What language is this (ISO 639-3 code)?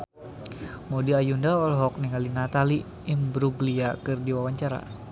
sun